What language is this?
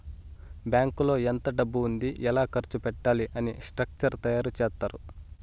Telugu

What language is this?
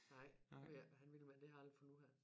Danish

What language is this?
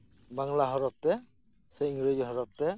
Santali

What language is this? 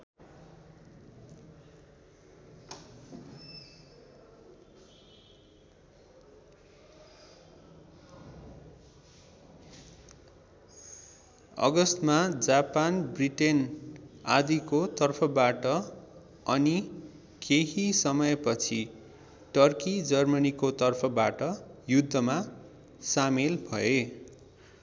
Nepali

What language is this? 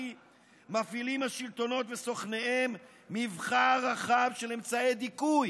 Hebrew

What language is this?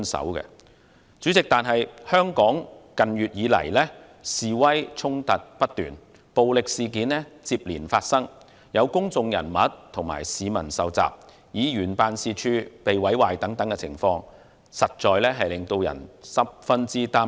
Cantonese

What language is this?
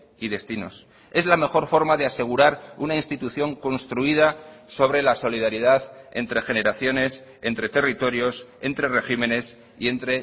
Spanish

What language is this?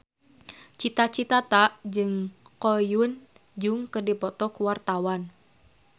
Sundanese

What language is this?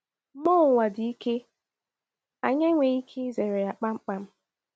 Igbo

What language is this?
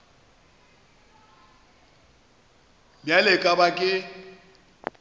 Northern Sotho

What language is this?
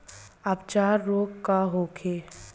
Bhojpuri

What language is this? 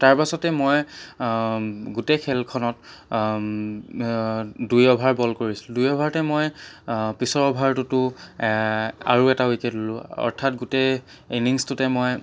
Assamese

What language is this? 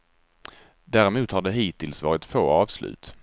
Swedish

